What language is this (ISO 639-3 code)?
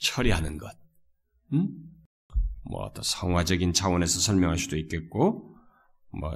kor